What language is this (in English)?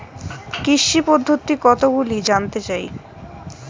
Bangla